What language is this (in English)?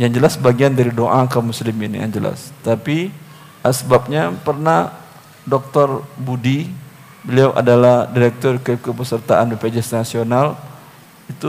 Indonesian